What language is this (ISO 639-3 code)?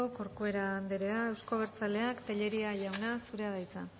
eus